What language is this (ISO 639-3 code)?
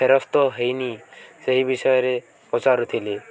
ori